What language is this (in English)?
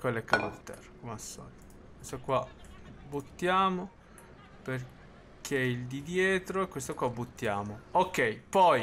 Italian